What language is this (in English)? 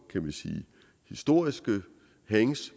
Danish